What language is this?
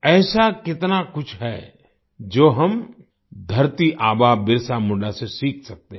Hindi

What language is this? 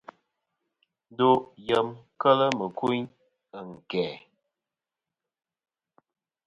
Kom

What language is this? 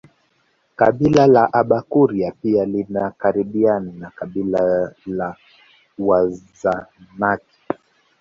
Swahili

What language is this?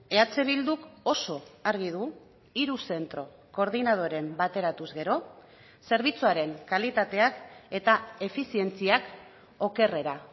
Basque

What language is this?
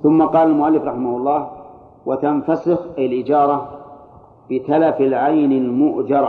Arabic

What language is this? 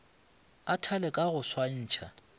Northern Sotho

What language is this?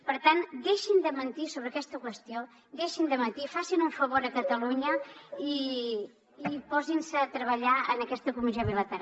Catalan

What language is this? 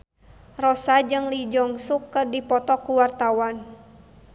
Sundanese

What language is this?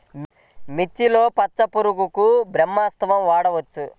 Telugu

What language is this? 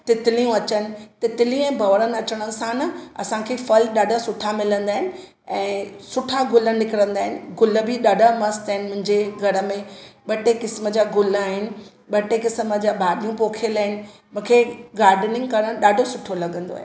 Sindhi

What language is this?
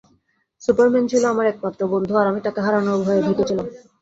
Bangla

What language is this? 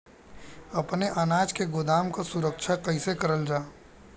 Bhojpuri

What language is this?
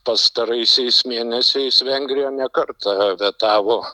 Lithuanian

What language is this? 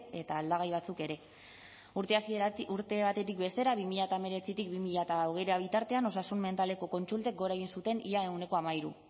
Basque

